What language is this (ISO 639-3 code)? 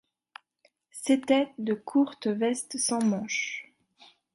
fra